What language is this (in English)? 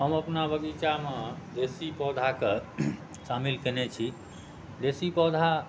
Maithili